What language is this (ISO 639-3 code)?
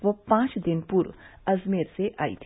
hin